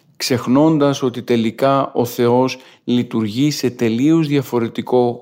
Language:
Greek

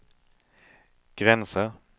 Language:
Swedish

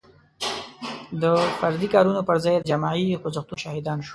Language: Pashto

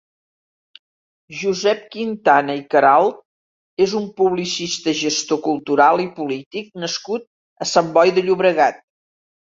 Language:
Catalan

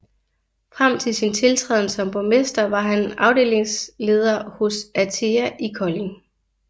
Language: Danish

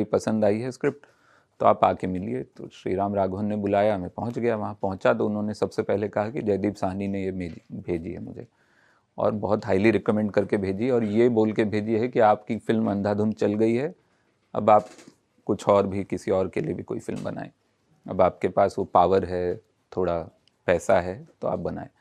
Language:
Hindi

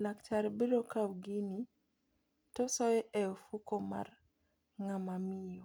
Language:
Luo (Kenya and Tanzania)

